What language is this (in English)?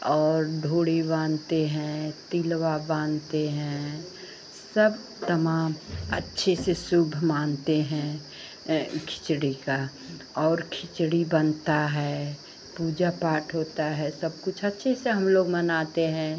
Hindi